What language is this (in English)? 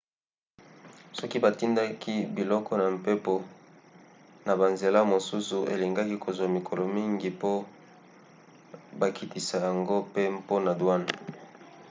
Lingala